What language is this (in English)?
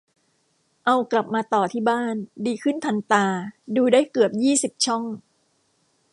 Thai